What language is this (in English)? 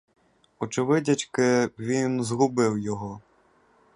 Ukrainian